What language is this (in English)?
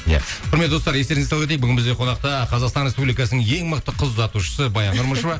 Kazakh